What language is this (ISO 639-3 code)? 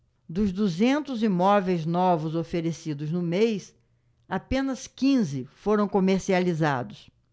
por